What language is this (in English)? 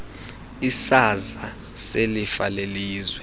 Xhosa